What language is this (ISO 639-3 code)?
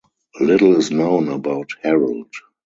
eng